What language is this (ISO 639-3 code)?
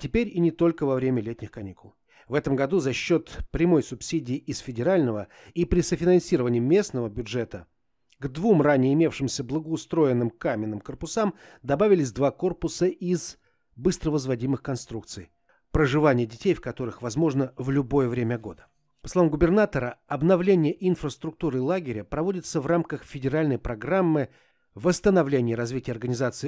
rus